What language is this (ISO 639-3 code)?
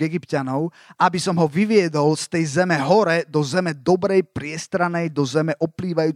slk